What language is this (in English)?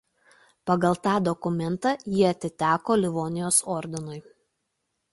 Lithuanian